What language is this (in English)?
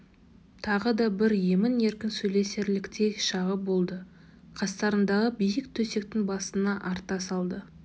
Kazakh